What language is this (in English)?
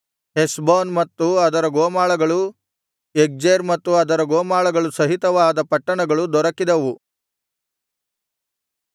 Kannada